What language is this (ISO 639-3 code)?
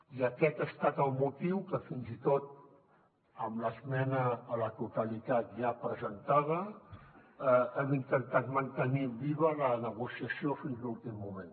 cat